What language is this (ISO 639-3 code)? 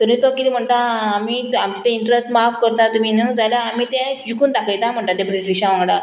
kok